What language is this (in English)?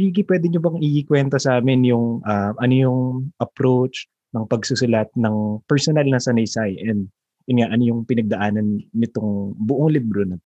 Filipino